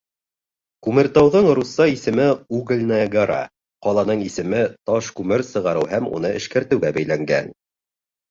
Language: Bashkir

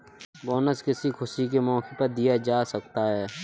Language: Hindi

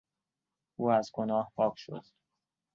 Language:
Persian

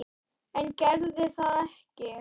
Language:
Icelandic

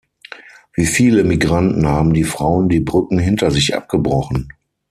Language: German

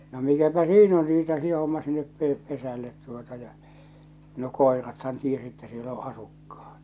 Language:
Finnish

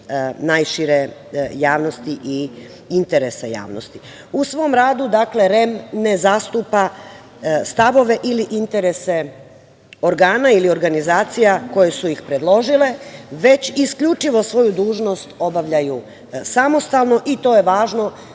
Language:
Serbian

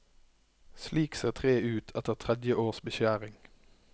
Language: Norwegian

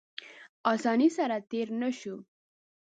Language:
Pashto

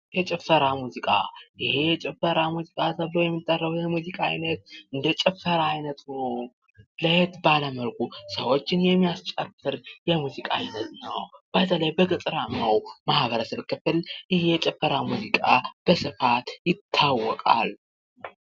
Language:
Amharic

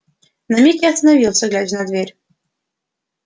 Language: Russian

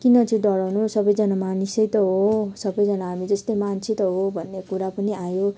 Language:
Nepali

